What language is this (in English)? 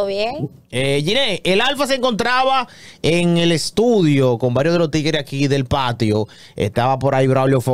Spanish